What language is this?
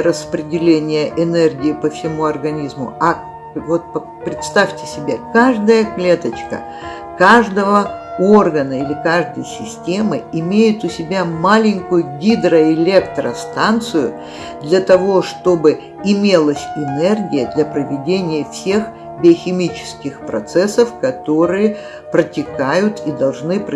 Russian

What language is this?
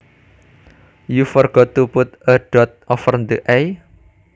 Javanese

